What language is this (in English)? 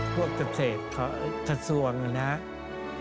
Thai